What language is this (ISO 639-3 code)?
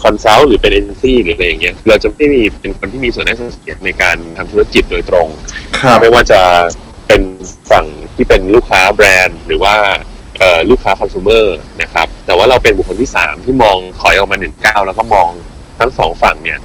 tha